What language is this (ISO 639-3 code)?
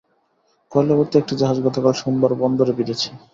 ben